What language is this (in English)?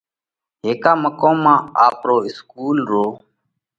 Parkari Koli